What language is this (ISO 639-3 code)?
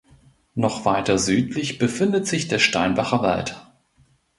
deu